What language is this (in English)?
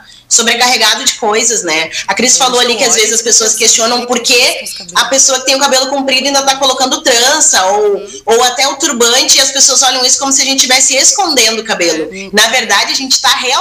Portuguese